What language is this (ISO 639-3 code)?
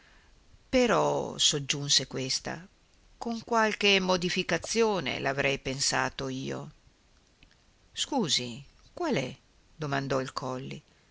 ita